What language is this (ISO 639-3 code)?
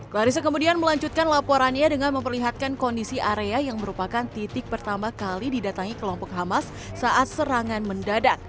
ind